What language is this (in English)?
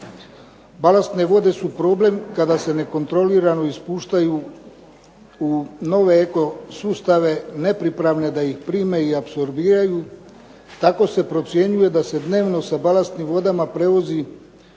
Croatian